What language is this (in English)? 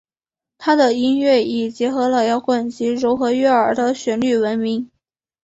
Chinese